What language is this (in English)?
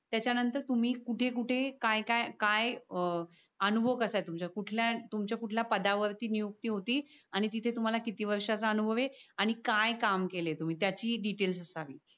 Marathi